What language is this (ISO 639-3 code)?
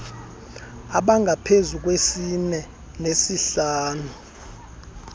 xho